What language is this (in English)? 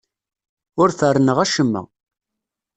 Kabyle